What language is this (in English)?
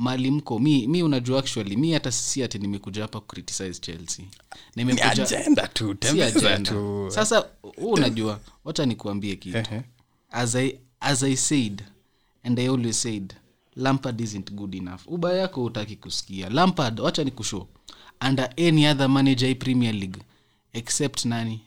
Swahili